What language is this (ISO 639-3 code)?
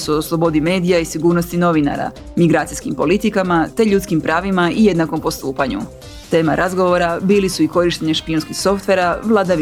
hrv